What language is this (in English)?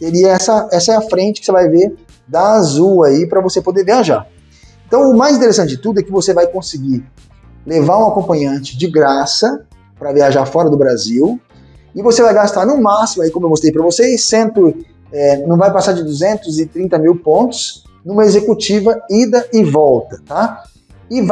Portuguese